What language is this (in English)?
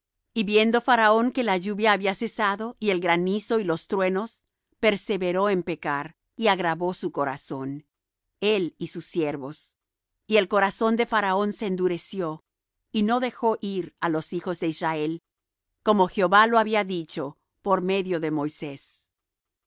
Spanish